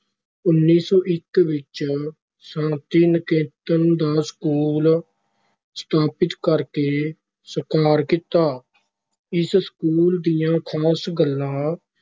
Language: Punjabi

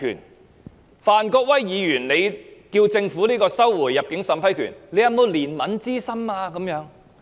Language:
Cantonese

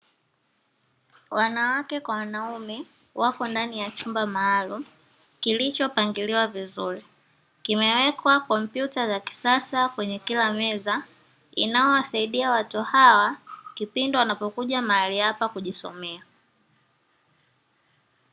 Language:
Swahili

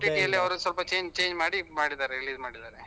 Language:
Kannada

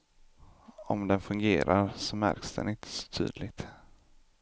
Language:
Swedish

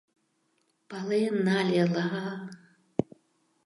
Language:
Mari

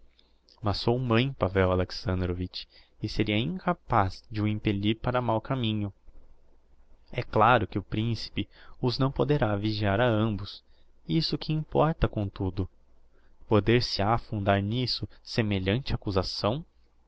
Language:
Portuguese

